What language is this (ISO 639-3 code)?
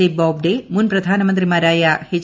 mal